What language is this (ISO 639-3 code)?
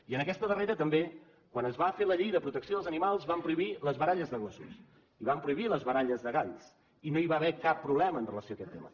cat